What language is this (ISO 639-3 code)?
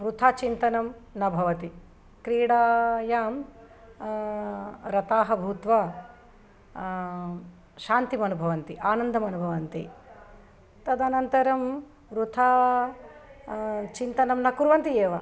san